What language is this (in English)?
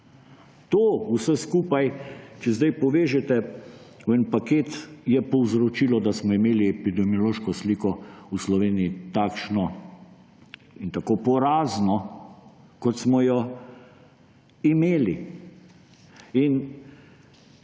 Slovenian